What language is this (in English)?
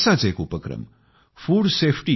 Marathi